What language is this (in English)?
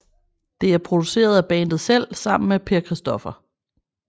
Danish